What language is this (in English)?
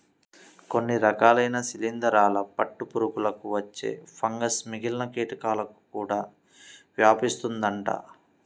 Telugu